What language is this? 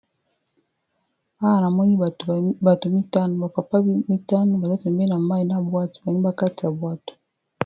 Lingala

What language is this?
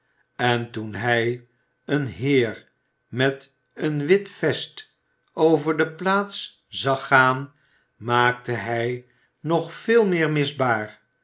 Dutch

